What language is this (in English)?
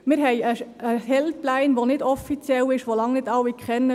Swiss German